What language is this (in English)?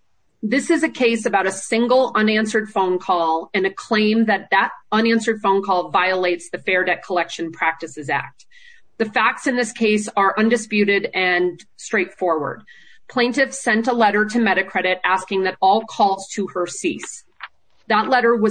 English